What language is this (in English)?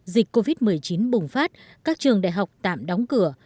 Vietnamese